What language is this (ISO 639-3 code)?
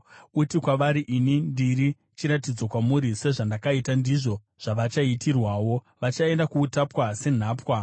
sna